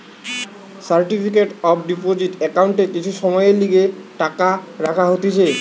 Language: Bangla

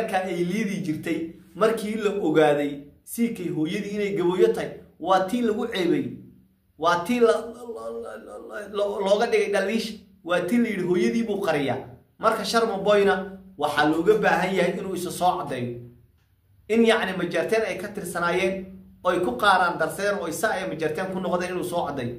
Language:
Arabic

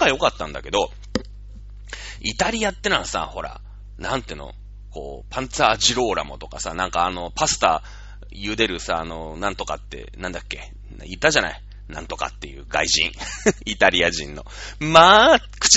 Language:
Japanese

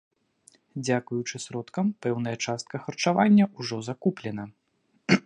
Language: Belarusian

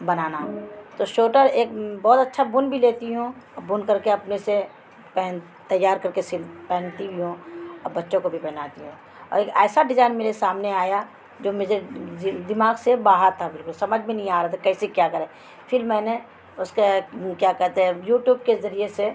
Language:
Urdu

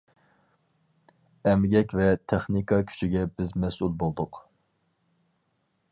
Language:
Uyghur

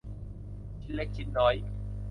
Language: Thai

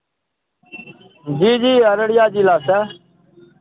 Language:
Maithili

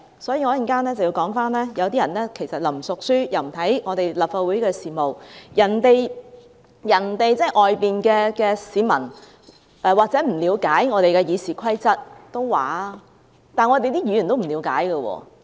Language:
Cantonese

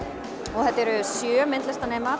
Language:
Icelandic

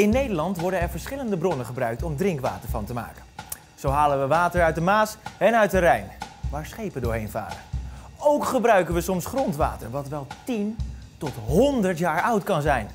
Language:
Dutch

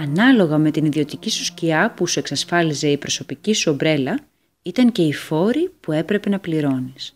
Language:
Greek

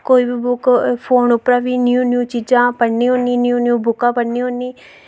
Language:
Dogri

